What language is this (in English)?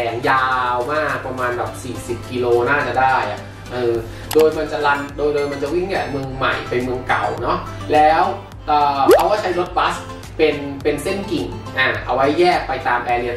Thai